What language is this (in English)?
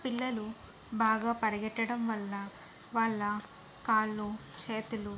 Telugu